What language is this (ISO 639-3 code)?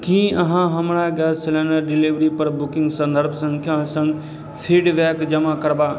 mai